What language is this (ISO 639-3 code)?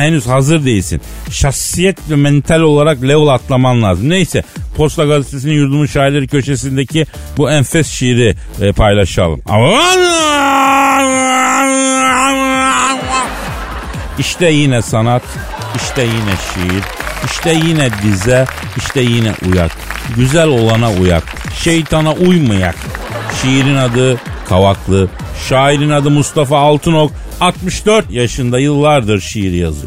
tur